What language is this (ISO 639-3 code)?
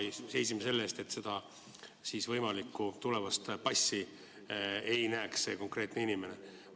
est